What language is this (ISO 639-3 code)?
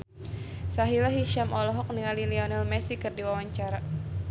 sun